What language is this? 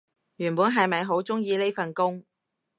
Cantonese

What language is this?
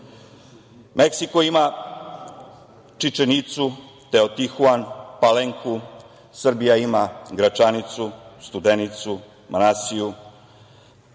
Serbian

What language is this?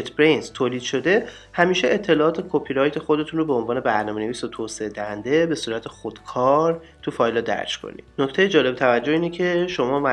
Persian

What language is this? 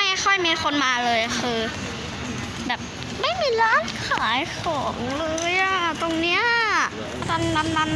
Thai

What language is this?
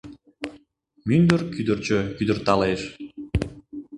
Mari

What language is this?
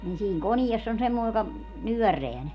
Finnish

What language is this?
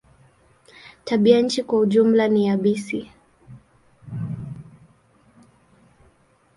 Swahili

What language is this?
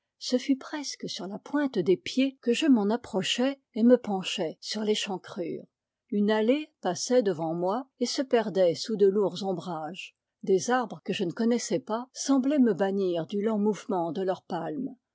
French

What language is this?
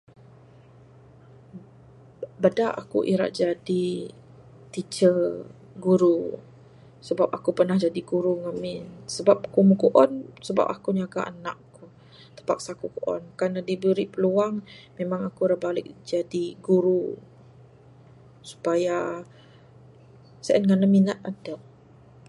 Bukar-Sadung Bidayuh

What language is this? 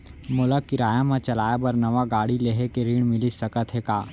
Chhattisgarhi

